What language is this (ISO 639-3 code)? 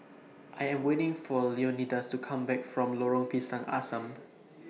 eng